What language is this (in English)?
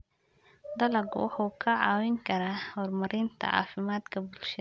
Somali